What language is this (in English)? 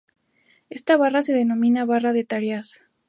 Spanish